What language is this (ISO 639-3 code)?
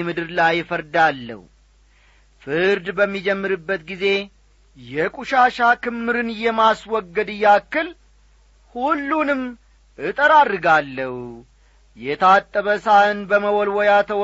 amh